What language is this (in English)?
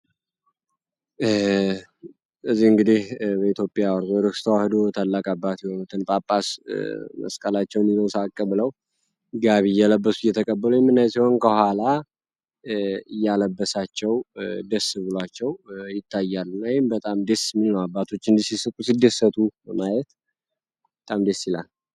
Amharic